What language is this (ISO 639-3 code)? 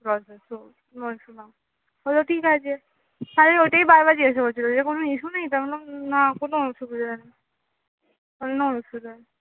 ben